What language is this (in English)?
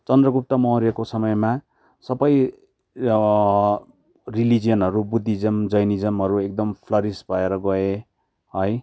Nepali